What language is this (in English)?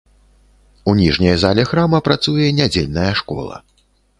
Belarusian